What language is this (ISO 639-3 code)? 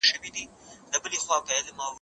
pus